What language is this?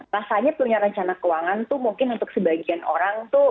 Indonesian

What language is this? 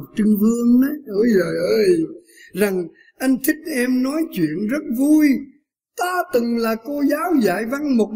Vietnamese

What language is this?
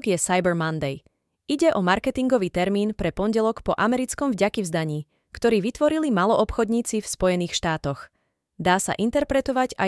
Slovak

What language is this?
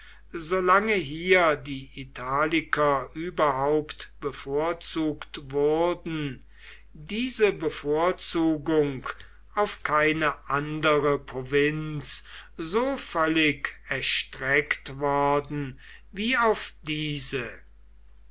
German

